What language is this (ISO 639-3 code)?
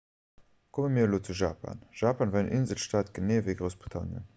ltz